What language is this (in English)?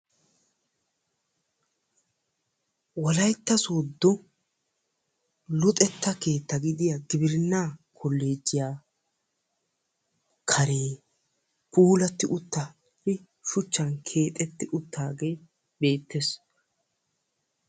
Wolaytta